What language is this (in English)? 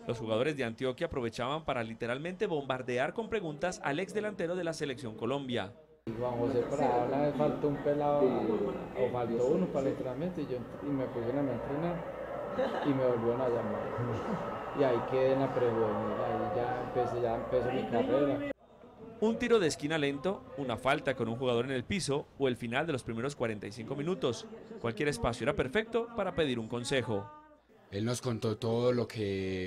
Spanish